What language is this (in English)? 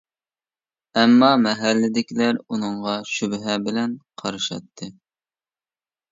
Uyghur